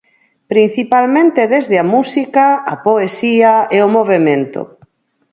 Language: Galician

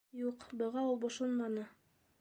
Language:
Bashkir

